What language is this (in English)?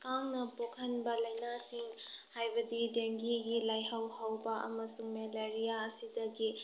Manipuri